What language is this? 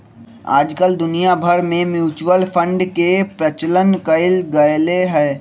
Magahi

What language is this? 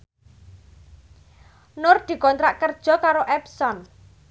Javanese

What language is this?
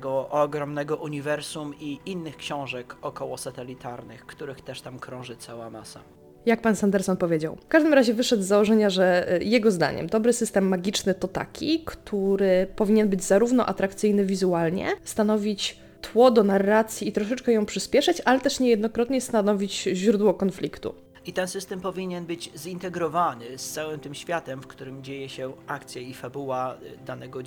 Polish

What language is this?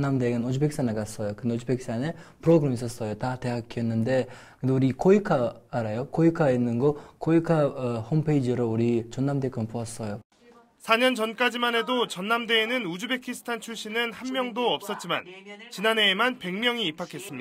Korean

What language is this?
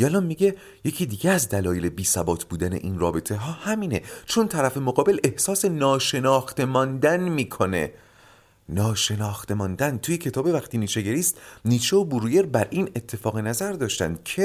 Persian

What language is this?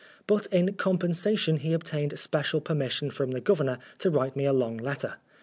English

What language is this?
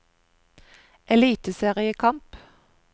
Norwegian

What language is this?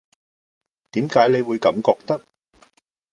Cantonese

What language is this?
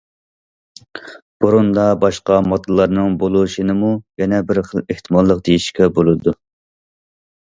Uyghur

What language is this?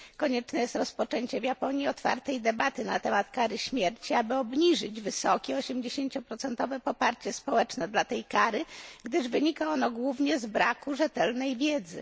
Polish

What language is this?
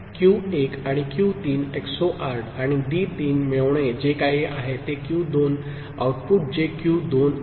Marathi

